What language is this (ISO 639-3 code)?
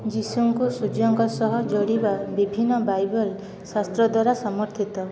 ori